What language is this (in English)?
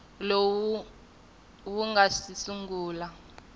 Tsonga